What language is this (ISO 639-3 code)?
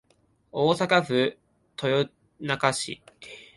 jpn